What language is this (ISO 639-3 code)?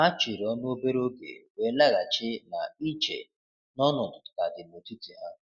ibo